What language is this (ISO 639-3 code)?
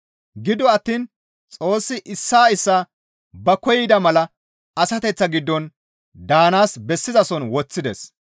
gmv